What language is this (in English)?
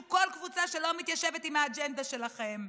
Hebrew